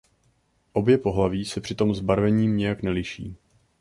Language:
Czech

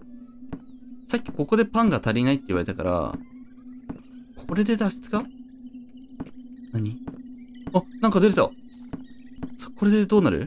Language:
Japanese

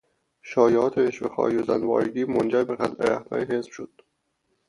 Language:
Persian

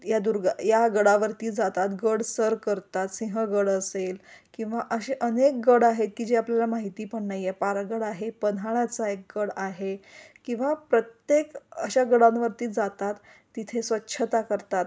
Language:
Marathi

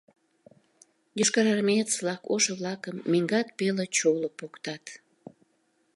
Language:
Mari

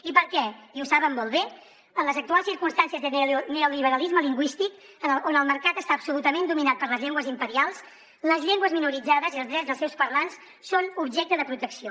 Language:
Catalan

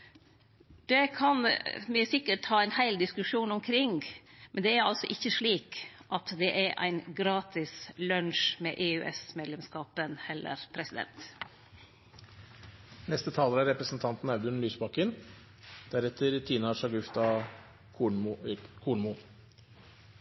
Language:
Norwegian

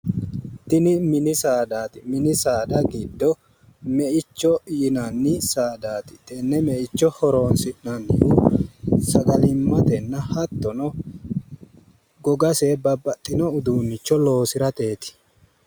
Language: Sidamo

